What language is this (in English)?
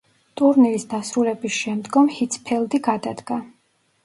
Georgian